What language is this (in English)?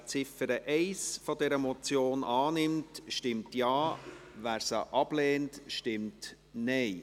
Swiss German